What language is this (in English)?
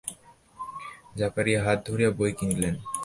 Bangla